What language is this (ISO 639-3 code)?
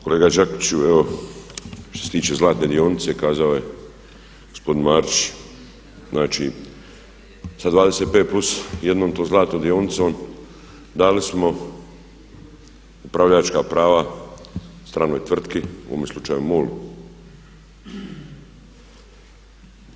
hrv